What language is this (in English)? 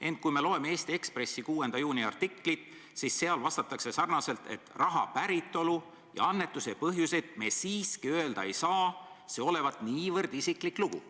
Estonian